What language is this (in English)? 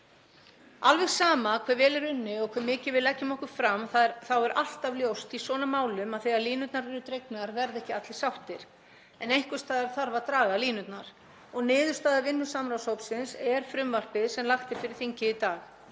Icelandic